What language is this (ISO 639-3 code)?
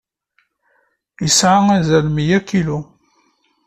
kab